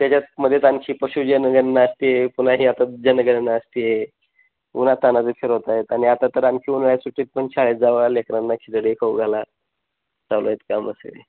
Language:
Marathi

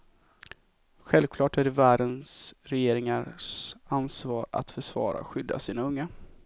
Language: Swedish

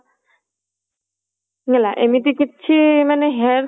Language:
Odia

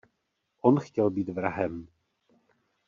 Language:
Czech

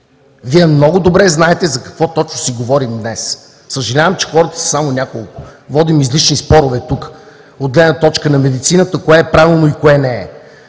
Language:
Bulgarian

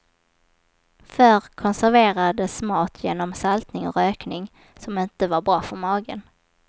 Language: Swedish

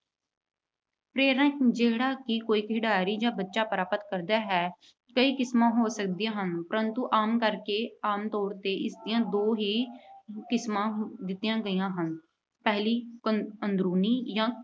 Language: Punjabi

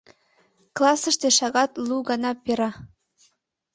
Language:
Mari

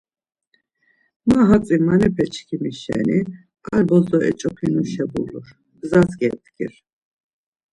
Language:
Laz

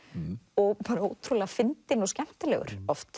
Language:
Icelandic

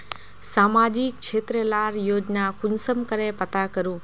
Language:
Magahi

